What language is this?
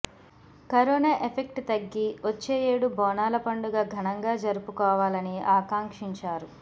Telugu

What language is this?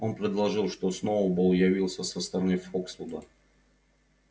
Russian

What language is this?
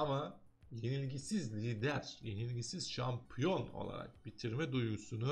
Turkish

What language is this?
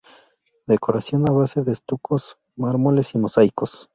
Spanish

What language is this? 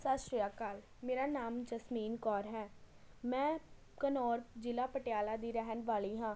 Punjabi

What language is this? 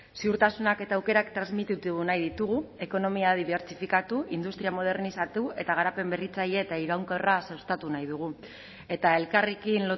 Basque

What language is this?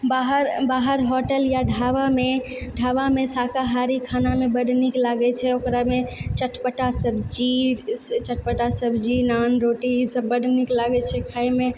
Maithili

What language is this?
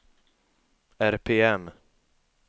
Swedish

